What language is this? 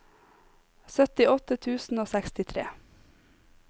Norwegian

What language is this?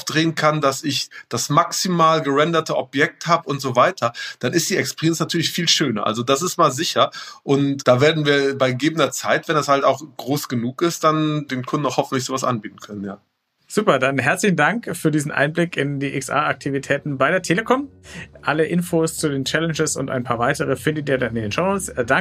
German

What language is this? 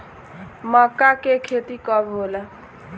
Bhojpuri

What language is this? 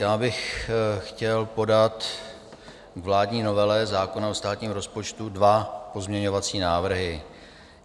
Czech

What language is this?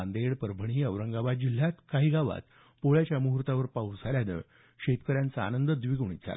Marathi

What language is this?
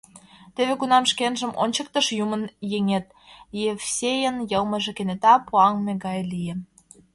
Mari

